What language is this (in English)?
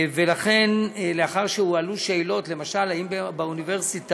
Hebrew